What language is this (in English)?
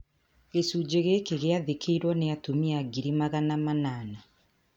Kikuyu